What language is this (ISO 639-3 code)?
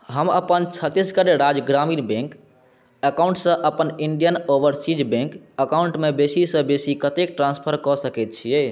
mai